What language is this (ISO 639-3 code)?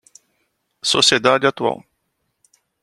por